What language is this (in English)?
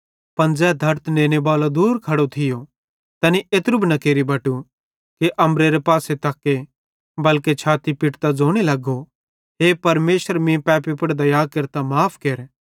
Bhadrawahi